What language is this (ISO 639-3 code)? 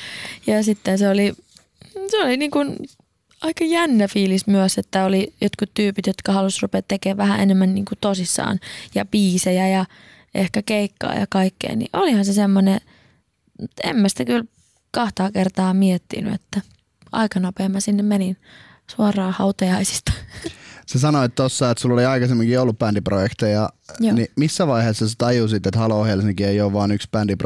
fin